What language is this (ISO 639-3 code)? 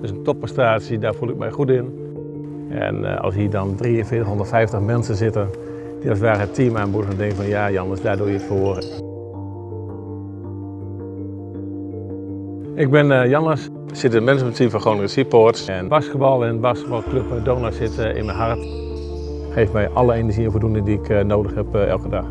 nld